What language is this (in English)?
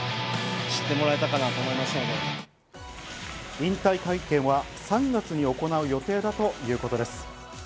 Japanese